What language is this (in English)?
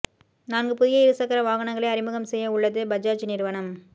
Tamil